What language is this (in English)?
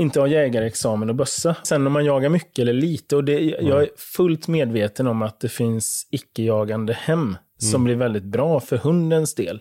Swedish